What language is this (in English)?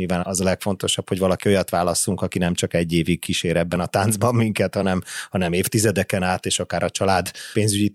Hungarian